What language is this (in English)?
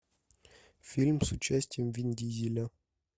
Russian